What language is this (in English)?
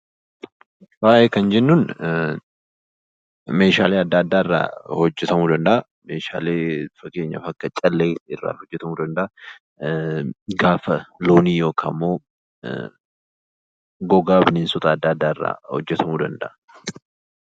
Oromo